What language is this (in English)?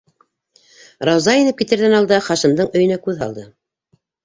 Bashkir